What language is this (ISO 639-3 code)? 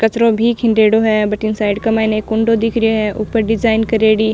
raj